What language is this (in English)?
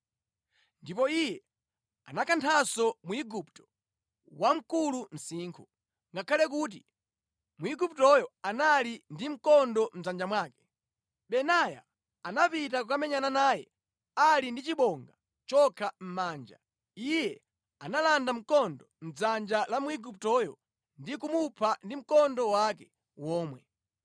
Nyanja